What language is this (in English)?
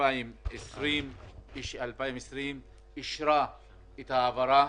Hebrew